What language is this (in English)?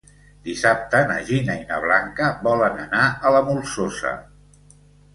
Catalan